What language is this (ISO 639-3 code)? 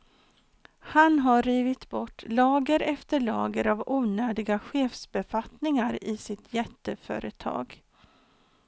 swe